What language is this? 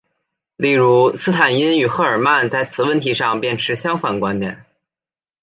Chinese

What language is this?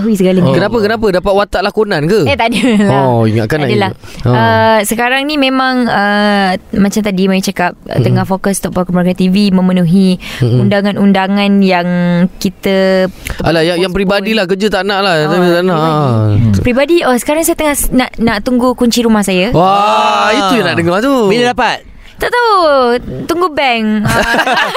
Malay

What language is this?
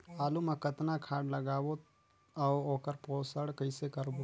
Chhattisgarhi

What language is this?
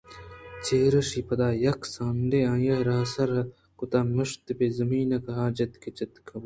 Eastern Balochi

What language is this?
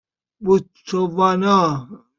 Persian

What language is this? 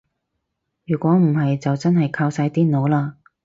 Cantonese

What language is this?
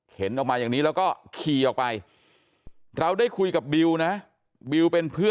Thai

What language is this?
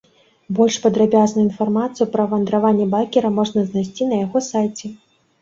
Belarusian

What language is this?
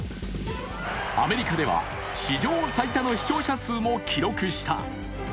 Japanese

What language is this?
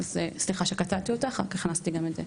Hebrew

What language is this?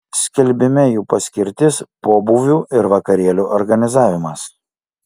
Lithuanian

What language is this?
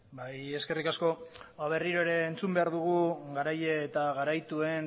Basque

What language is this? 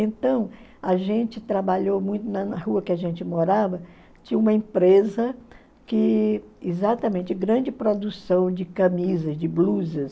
Portuguese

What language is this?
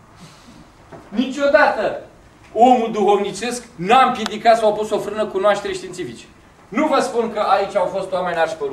Romanian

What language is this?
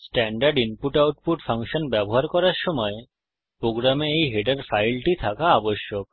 Bangla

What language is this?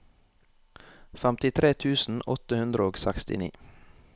Norwegian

